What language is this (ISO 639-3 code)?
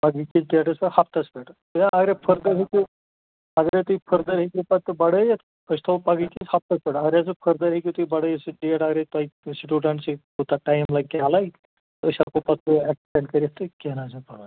kas